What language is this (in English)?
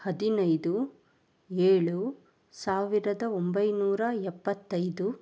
Kannada